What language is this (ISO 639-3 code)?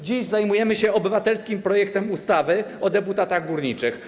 pol